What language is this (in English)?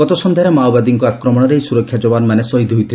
Odia